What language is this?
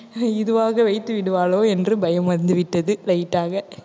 Tamil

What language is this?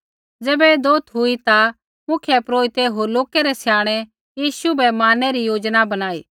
Kullu Pahari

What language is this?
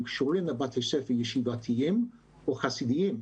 Hebrew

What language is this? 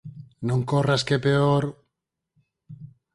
Galician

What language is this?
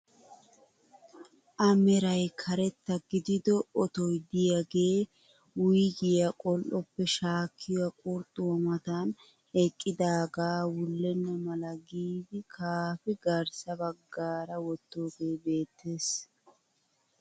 Wolaytta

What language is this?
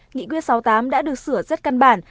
Vietnamese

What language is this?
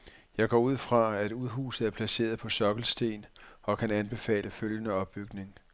Danish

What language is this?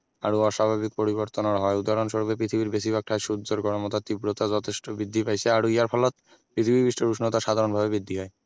Assamese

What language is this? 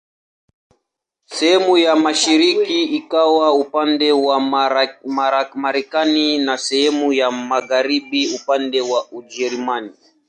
Swahili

